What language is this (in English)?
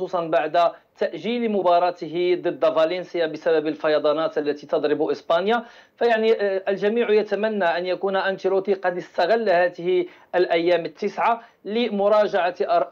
Arabic